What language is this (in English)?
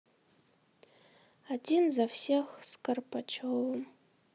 Russian